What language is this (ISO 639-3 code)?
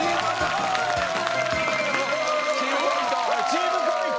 jpn